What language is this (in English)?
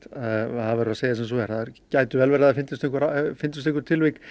Icelandic